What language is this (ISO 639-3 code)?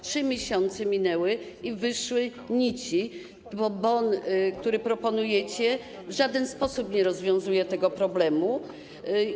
pol